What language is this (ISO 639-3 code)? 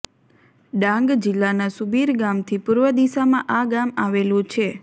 guj